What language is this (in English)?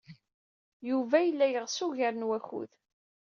Kabyle